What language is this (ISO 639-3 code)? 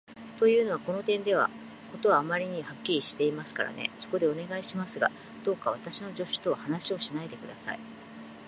jpn